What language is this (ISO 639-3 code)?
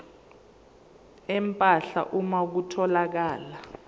zul